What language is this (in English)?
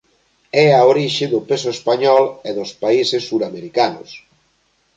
Galician